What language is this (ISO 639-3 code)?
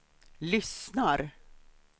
swe